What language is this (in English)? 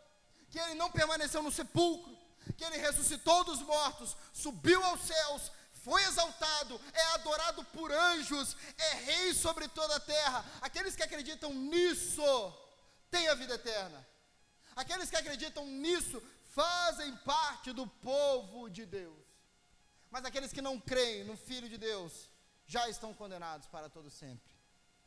Portuguese